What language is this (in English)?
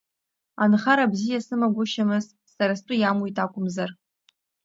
Abkhazian